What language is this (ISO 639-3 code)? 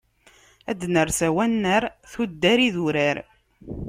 kab